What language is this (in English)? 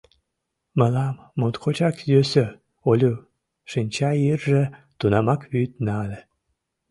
Mari